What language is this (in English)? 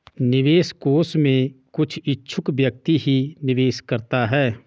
Hindi